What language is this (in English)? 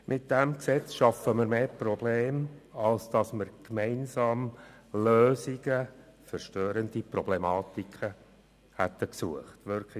Swiss German